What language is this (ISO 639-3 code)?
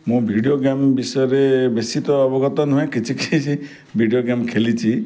ori